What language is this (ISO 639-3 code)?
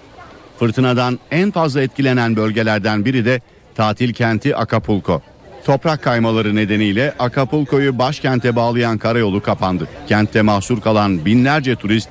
tur